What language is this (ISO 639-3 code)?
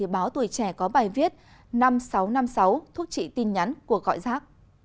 vie